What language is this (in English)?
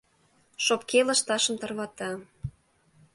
Mari